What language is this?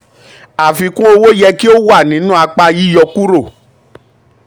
Yoruba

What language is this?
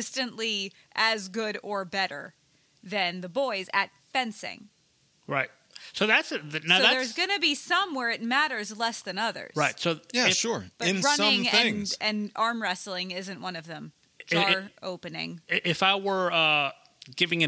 English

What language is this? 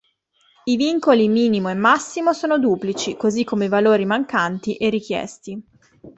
Italian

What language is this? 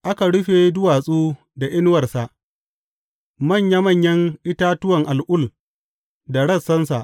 Hausa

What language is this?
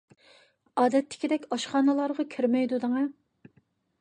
Uyghur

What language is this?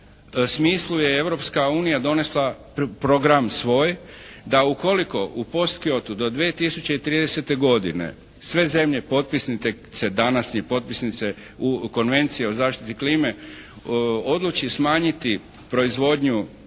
Croatian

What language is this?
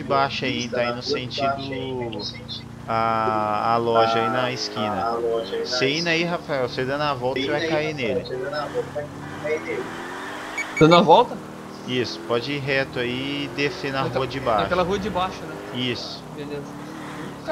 Portuguese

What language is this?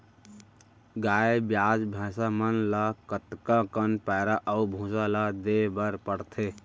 Chhattisgarhi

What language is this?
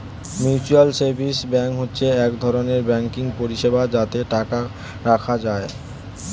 Bangla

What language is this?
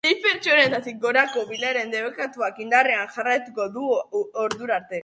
Basque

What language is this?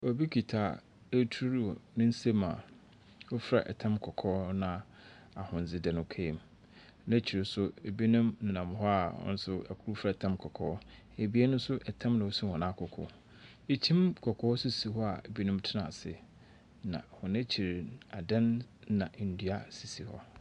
Akan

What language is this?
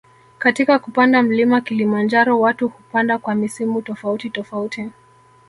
Swahili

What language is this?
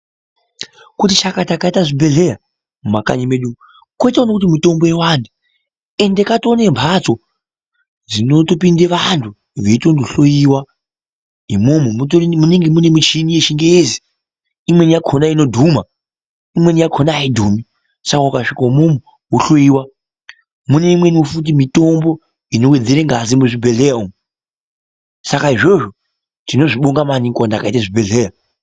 Ndau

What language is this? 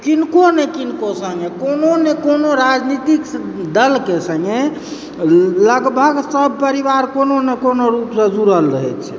Maithili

